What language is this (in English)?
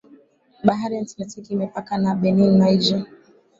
Swahili